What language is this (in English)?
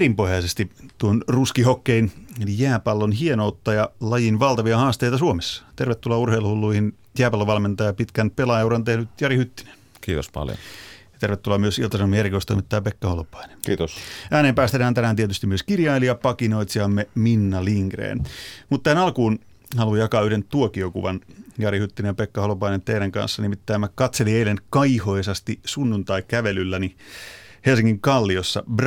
Finnish